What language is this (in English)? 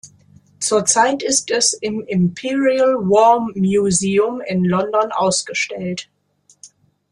German